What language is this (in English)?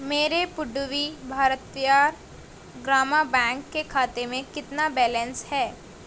Urdu